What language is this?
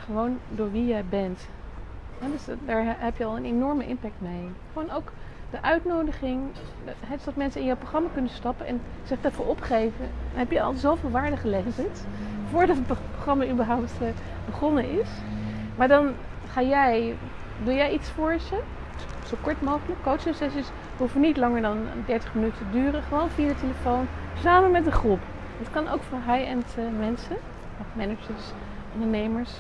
Dutch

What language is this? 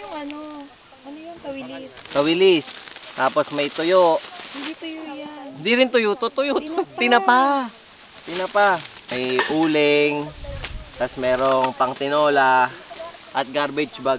Filipino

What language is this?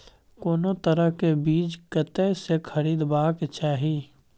Maithili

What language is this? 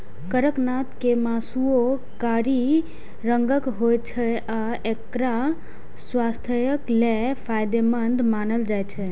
Maithili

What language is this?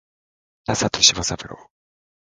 Japanese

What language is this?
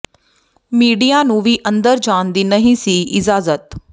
Punjabi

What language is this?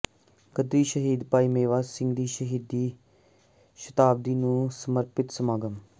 Punjabi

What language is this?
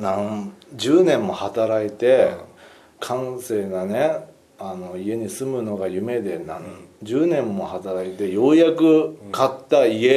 Japanese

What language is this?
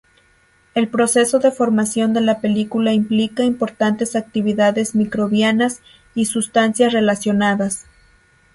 Spanish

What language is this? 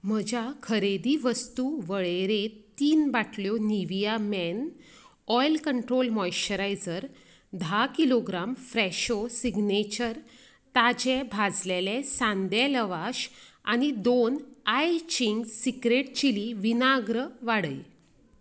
Konkani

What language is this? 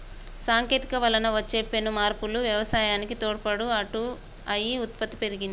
Telugu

